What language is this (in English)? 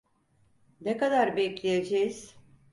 Turkish